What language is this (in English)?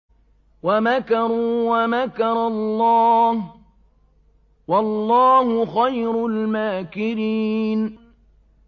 Arabic